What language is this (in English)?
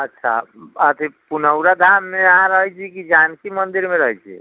Maithili